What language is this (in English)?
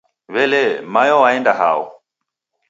Taita